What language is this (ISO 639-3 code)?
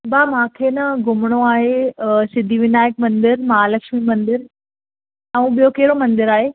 snd